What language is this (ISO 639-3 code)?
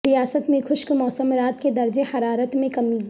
urd